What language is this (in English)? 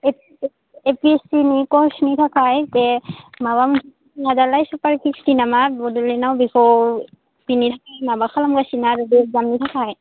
Bodo